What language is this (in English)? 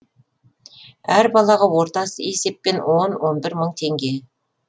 Kazakh